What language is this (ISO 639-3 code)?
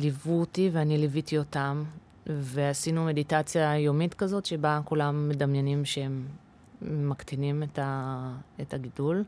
heb